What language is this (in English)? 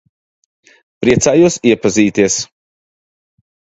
Latvian